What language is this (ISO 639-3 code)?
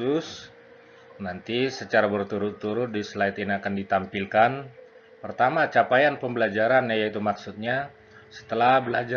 ind